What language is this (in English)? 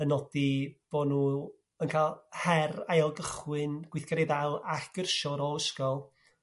Welsh